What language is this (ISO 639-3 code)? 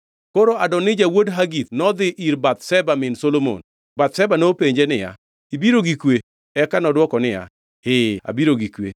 luo